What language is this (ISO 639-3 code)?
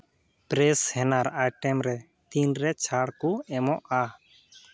sat